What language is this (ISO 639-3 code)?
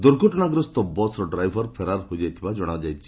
ori